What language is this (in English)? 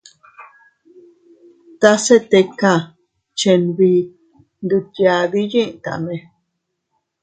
Teutila Cuicatec